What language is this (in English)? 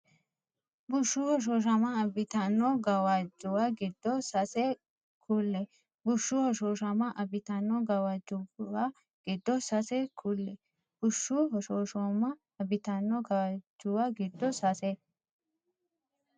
Sidamo